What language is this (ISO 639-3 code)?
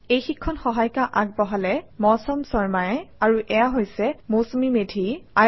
asm